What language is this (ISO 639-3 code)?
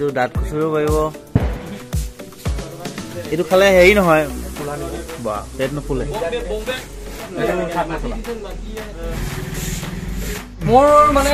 ind